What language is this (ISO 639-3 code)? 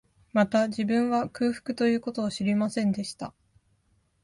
jpn